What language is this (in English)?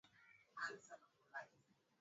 Swahili